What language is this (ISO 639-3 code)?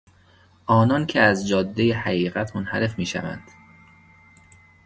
fas